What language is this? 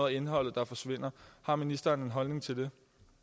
Danish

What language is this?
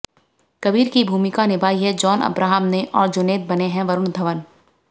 Hindi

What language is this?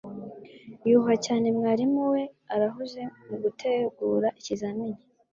Kinyarwanda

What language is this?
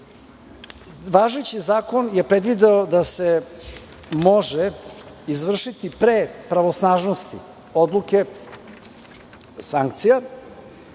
Serbian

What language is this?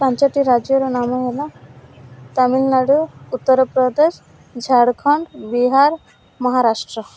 Odia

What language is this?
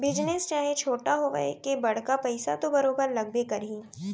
Chhattisgarhi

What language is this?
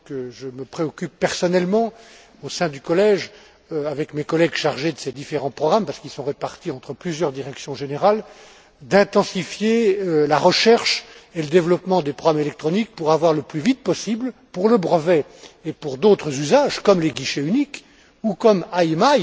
French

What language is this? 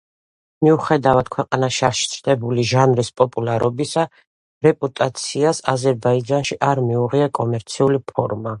Georgian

